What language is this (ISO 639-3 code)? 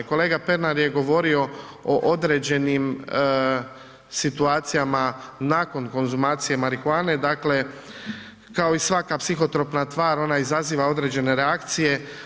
hrv